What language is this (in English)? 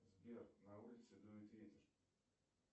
Russian